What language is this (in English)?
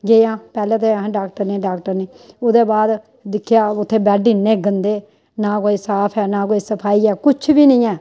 Dogri